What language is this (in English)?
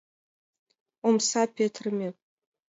Mari